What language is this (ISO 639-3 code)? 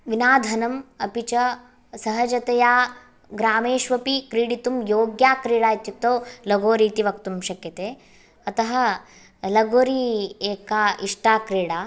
san